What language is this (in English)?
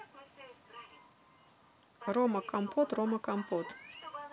Russian